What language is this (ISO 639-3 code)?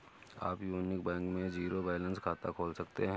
hin